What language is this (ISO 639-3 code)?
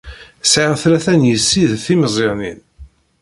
kab